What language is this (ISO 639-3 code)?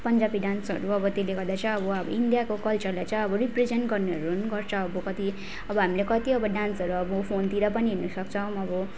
nep